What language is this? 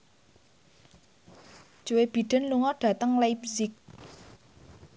Javanese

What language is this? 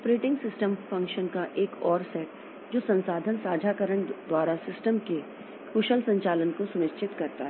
Hindi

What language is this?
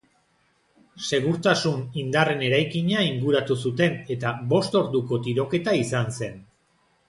Basque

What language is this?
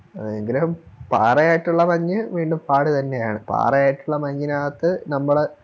Malayalam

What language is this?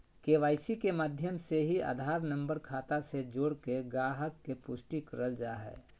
Magahi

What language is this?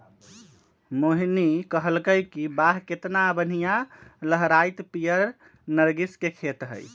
Magahi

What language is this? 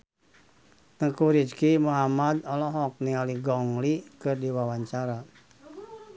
Sundanese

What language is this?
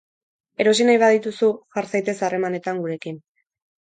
Basque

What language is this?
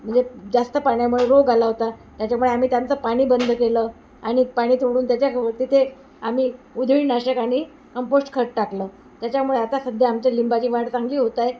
Marathi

